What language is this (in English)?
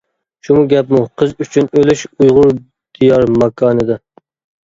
Uyghur